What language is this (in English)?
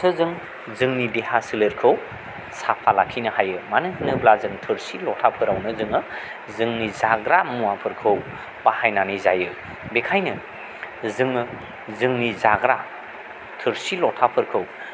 Bodo